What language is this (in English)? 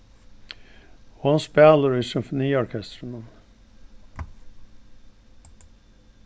Faroese